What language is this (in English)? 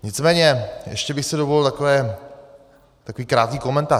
Czech